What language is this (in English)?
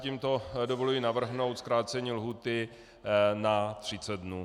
Czech